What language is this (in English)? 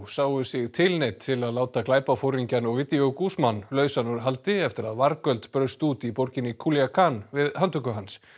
Icelandic